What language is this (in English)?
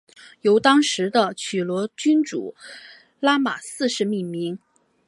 Chinese